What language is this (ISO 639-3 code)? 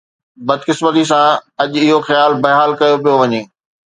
snd